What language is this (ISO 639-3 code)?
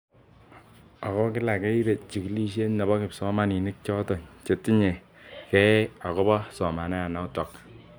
kln